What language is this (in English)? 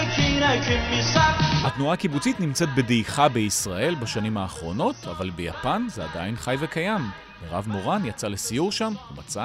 Hebrew